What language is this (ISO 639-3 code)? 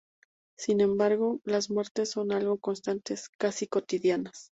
spa